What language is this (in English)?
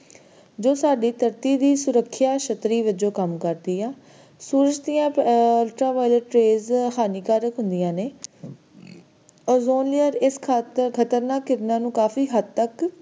Punjabi